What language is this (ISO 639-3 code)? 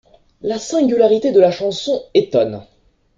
fra